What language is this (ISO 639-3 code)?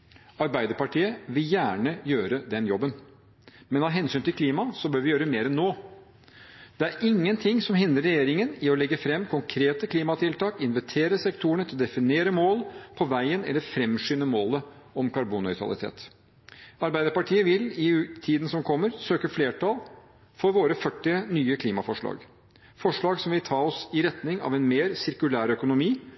nob